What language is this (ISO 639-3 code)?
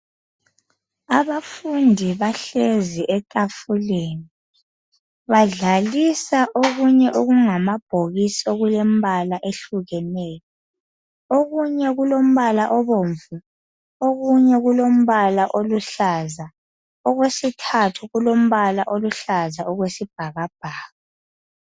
nde